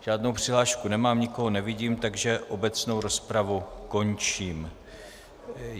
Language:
Czech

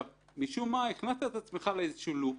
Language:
Hebrew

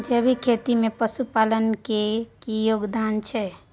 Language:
Maithili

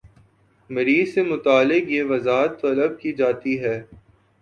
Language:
Urdu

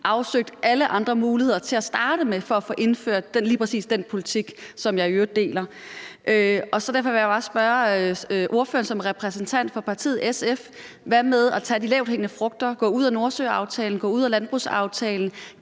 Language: Danish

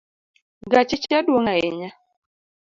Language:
Luo (Kenya and Tanzania)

